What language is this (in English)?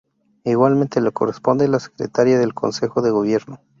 Spanish